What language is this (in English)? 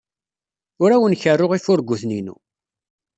Kabyle